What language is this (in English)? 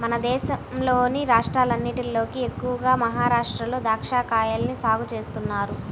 Telugu